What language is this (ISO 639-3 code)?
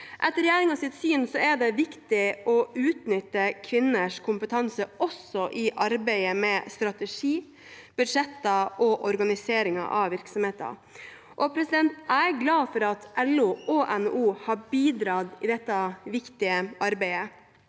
nor